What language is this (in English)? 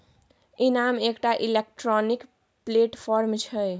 Maithili